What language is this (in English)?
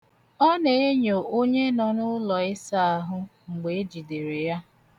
Igbo